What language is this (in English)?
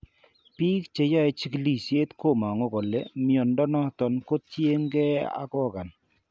Kalenjin